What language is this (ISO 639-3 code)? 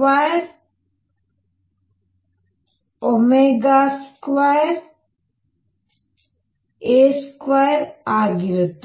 kan